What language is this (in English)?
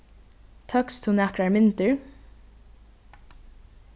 Faroese